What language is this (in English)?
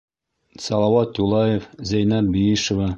Bashkir